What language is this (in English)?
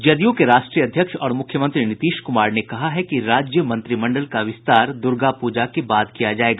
Hindi